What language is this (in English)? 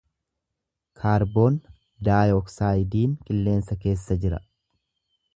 Oromo